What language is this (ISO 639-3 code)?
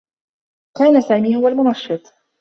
ara